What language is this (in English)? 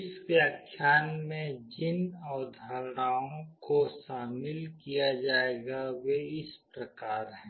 Hindi